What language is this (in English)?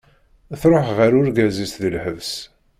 Kabyle